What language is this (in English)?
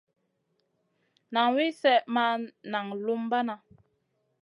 Masana